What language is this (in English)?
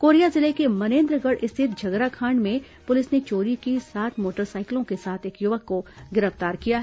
Hindi